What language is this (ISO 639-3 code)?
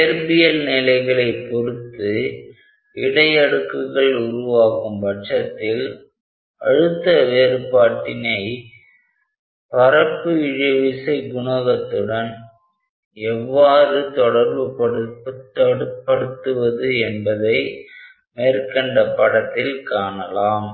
tam